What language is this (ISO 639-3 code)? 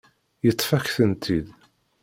kab